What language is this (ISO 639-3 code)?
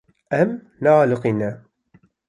kur